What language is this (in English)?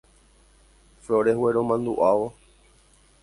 Guarani